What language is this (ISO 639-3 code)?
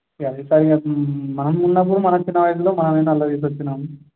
tel